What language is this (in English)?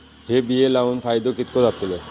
Marathi